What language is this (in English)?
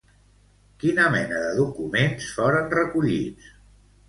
Catalan